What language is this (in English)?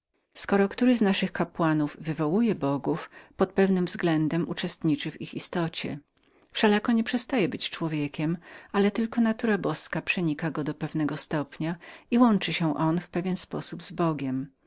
Polish